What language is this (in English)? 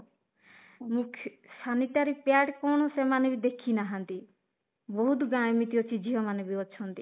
Odia